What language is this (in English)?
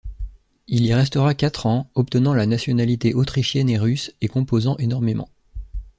French